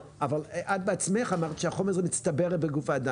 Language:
Hebrew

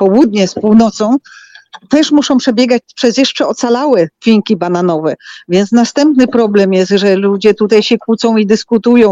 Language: Polish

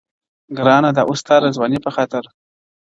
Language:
Pashto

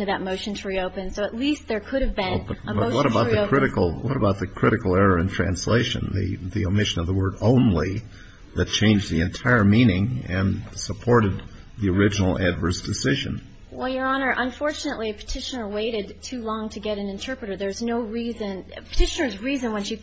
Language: English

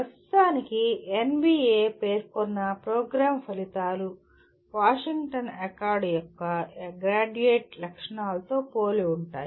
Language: Telugu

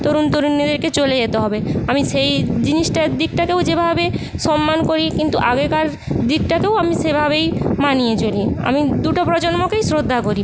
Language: Bangla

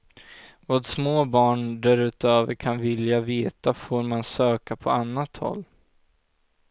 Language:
Swedish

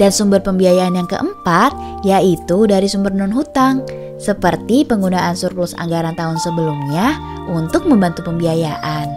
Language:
Indonesian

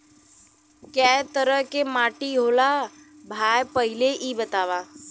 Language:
Bhojpuri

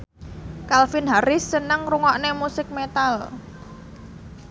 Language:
Javanese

